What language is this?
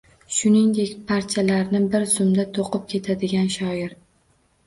Uzbek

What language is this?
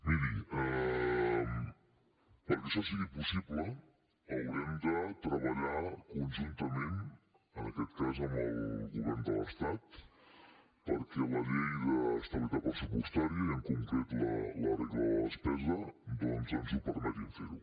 Catalan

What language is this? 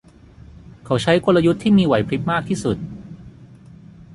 Thai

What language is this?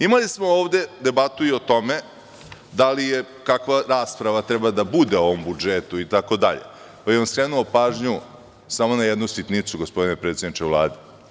Serbian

